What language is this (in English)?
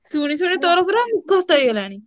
Odia